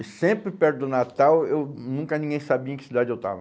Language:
Portuguese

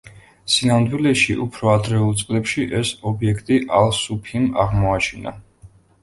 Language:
Georgian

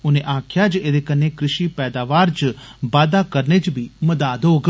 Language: Dogri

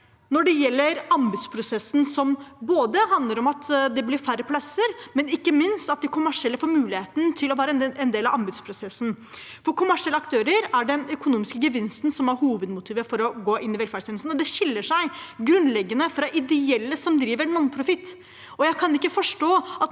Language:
Norwegian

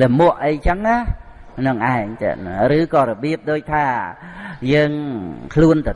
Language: Vietnamese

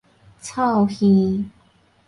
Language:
Min Nan Chinese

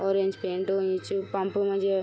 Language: Garhwali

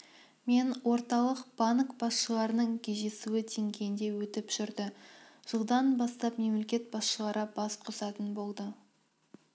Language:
Kazakh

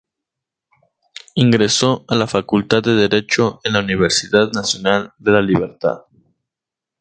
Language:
Spanish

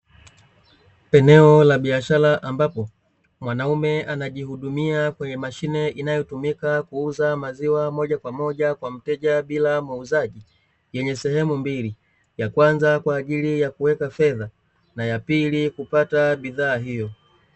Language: Swahili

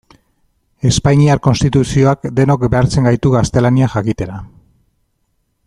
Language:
Basque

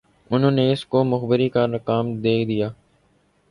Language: Urdu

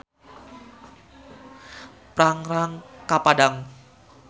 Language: Sundanese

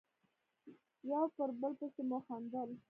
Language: Pashto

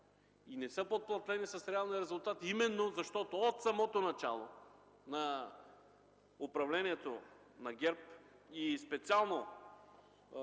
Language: Bulgarian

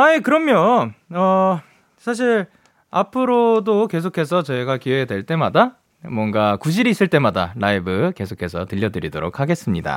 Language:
Korean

